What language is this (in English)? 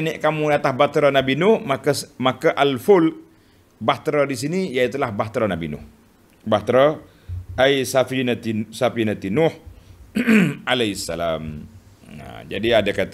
Malay